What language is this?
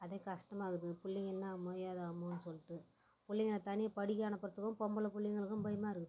Tamil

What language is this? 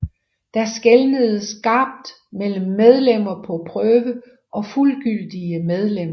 Danish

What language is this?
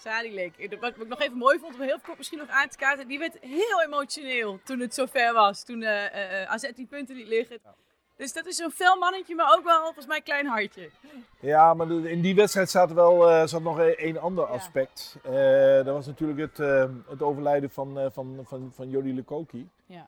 Dutch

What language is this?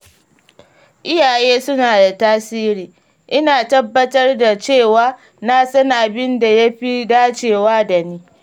Hausa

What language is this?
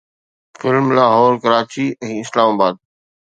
Sindhi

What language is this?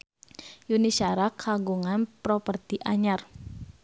Sundanese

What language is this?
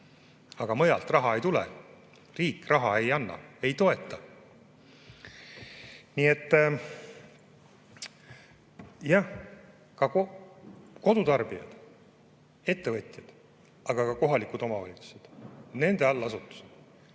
Estonian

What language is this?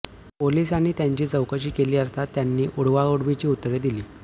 Marathi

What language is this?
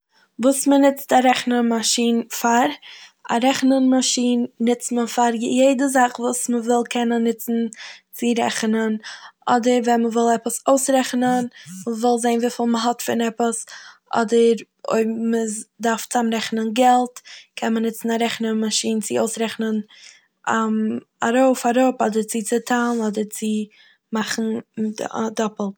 Yiddish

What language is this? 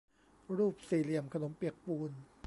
Thai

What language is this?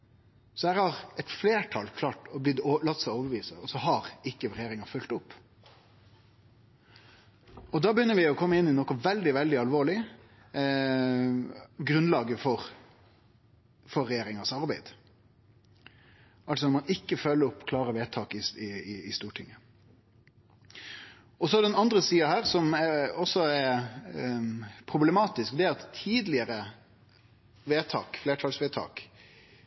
Norwegian Nynorsk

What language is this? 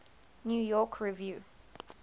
English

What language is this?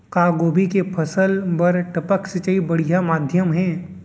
Chhattisgarhi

